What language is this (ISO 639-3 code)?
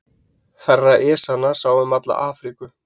isl